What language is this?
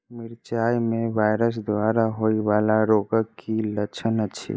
Maithili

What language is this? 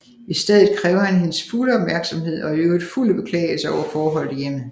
Danish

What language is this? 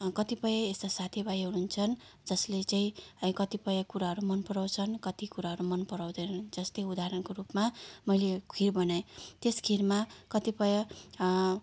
Nepali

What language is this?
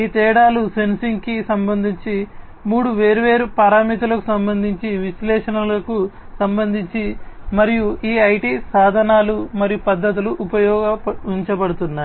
Telugu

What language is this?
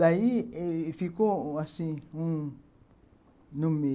Portuguese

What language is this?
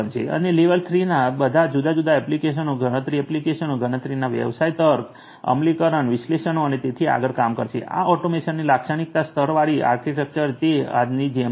Gujarati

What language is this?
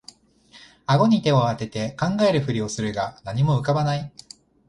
Japanese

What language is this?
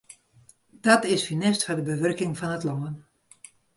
Western Frisian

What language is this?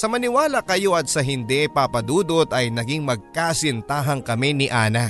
Filipino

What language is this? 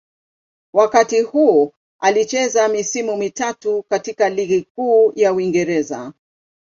Swahili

